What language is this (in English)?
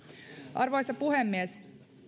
Finnish